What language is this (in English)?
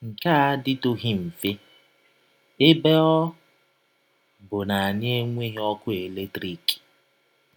Igbo